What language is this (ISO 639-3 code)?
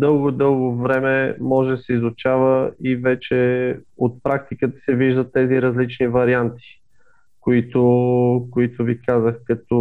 bul